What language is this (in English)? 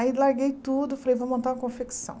Portuguese